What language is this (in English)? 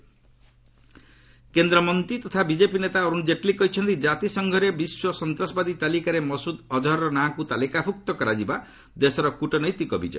Odia